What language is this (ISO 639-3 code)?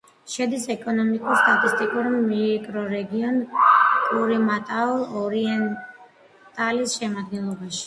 kat